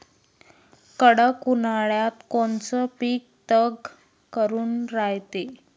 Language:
Marathi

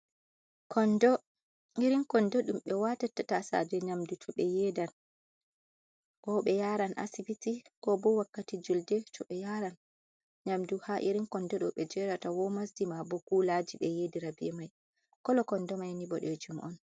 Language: Fula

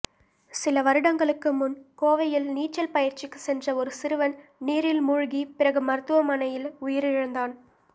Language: Tamil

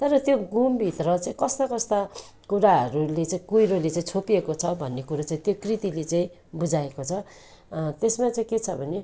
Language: Nepali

